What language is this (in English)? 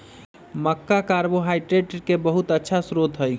Magahi